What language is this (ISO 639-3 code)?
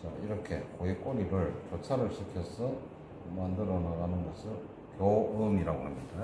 kor